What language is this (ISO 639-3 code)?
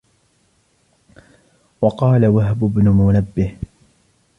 ara